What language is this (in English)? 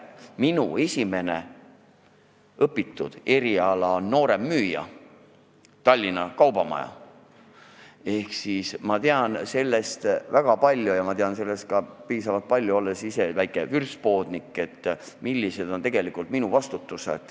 Estonian